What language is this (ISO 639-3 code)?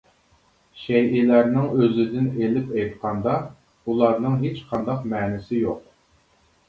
uig